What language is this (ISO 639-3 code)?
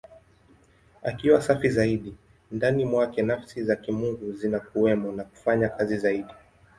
swa